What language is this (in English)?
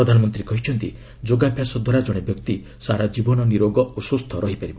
Odia